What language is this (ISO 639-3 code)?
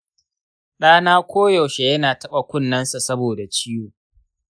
hau